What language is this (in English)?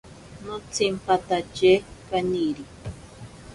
Ashéninka Perené